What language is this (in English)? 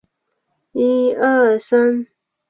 Chinese